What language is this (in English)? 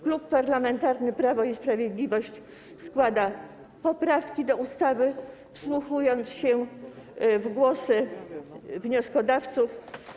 Polish